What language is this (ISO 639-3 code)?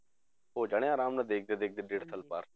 pan